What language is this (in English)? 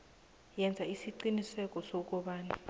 South Ndebele